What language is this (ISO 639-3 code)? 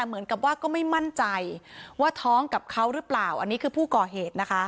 tha